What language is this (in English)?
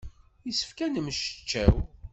Kabyle